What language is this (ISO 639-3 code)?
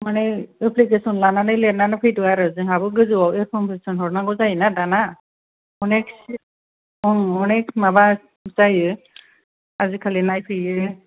brx